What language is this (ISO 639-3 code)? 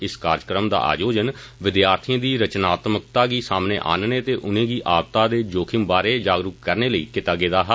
doi